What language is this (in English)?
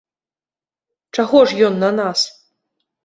Belarusian